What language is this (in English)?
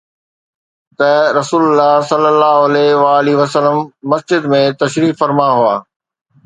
Sindhi